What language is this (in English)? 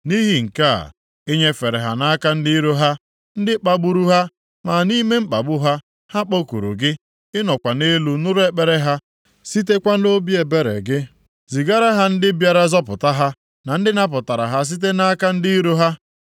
Igbo